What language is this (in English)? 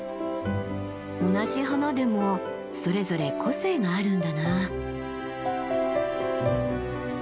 Japanese